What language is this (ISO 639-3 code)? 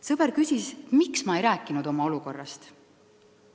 est